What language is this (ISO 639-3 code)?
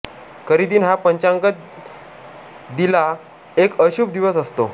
mar